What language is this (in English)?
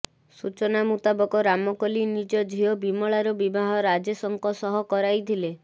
Odia